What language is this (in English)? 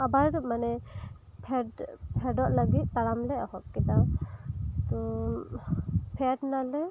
Santali